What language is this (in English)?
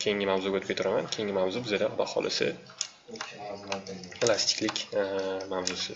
Turkish